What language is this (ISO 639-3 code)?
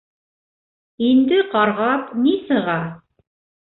bak